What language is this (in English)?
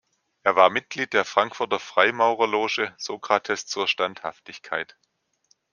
German